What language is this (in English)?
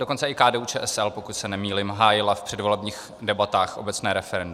Czech